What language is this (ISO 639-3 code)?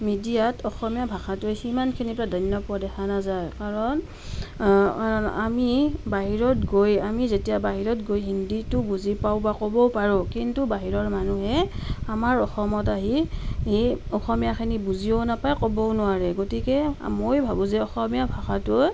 asm